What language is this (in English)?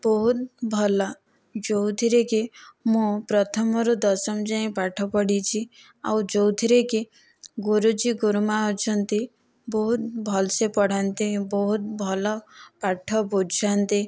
Odia